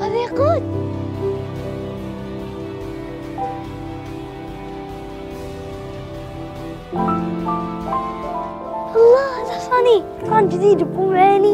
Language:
Arabic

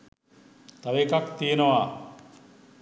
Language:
Sinhala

